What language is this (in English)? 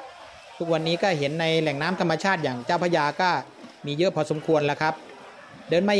Thai